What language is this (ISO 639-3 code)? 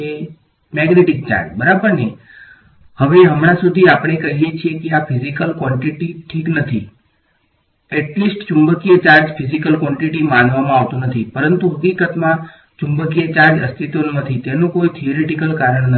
guj